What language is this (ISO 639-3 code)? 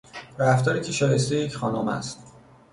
fas